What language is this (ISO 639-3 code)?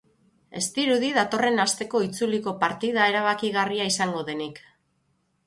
eus